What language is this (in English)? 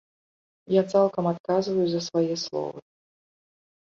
Belarusian